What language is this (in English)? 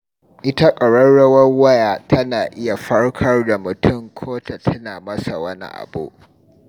Hausa